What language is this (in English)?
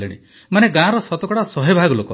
Odia